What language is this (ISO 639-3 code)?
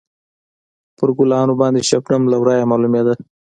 pus